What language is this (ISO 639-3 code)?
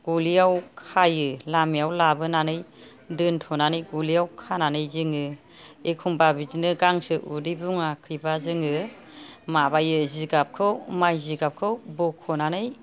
brx